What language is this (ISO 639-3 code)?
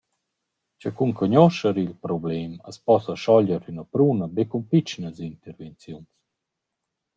roh